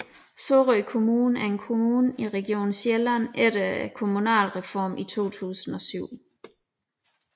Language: Danish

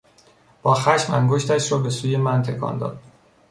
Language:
Persian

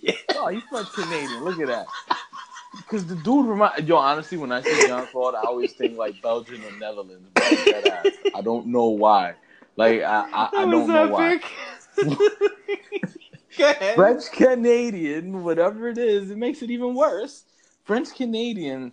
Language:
English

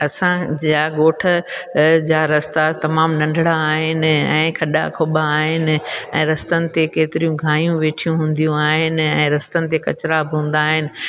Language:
Sindhi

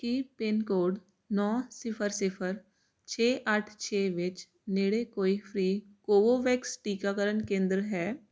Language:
Punjabi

